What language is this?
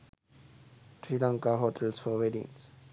Sinhala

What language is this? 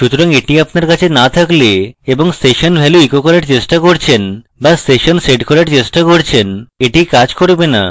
Bangla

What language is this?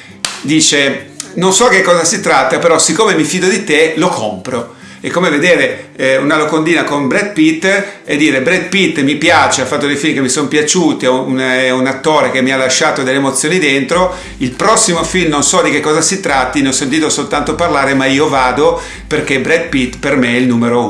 Italian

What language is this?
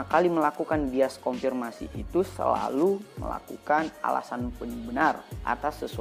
Indonesian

